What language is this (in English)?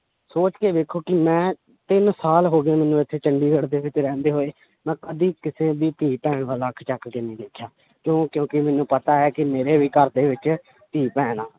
Punjabi